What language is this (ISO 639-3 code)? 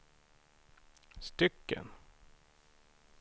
swe